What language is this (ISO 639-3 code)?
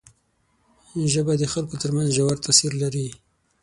pus